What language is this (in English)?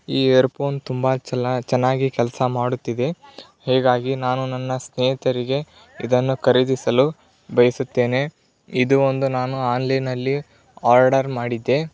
Kannada